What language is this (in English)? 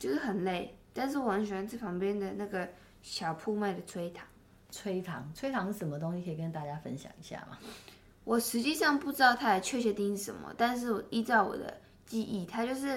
Chinese